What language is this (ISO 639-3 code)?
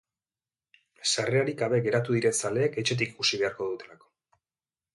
eus